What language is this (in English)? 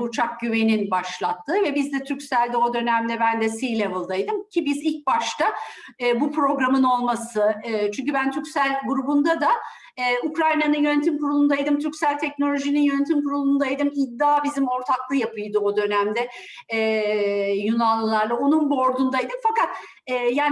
Turkish